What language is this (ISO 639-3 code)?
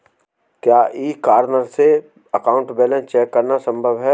hin